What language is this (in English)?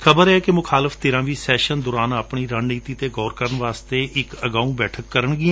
Punjabi